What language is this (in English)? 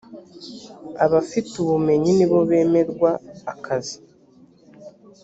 Kinyarwanda